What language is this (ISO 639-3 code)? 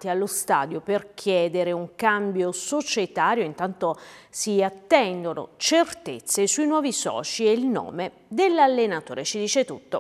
ita